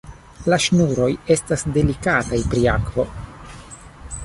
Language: Esperanto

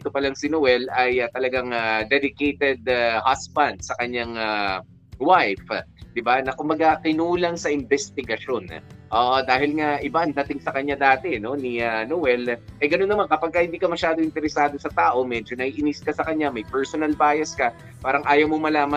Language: Filipino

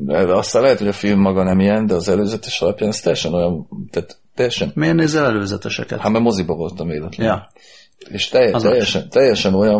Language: Hungarian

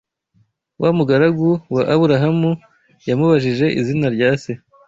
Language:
Kinyarwanda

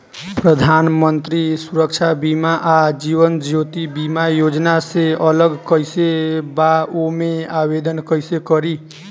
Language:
Bhojpuri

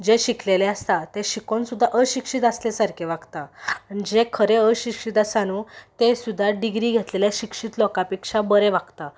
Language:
Konkani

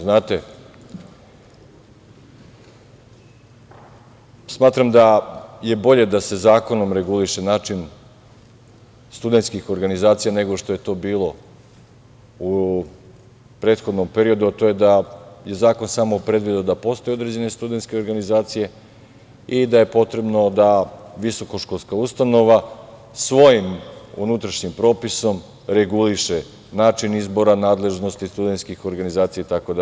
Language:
Serbian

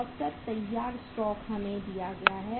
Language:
Hindi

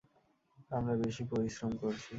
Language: Bangla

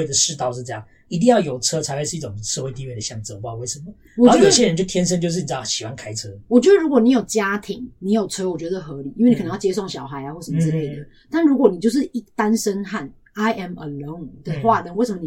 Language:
Chinese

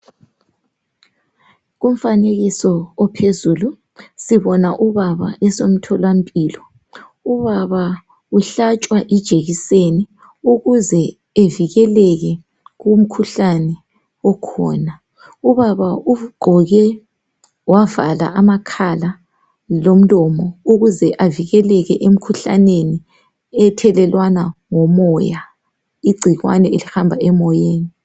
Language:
North Ndebele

